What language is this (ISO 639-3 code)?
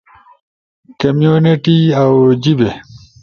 ush